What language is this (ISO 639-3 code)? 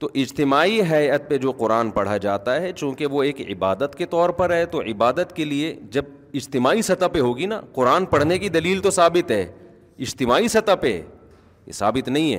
urd